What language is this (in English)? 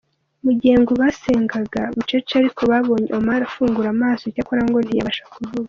Kinyarwanda